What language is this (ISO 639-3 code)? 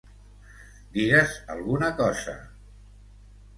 cat